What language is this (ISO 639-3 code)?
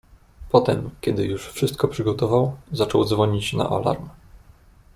pol